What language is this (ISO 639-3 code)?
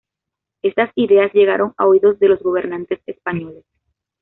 spa